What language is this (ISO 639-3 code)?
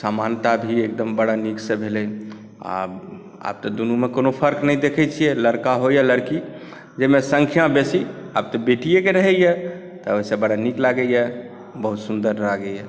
mai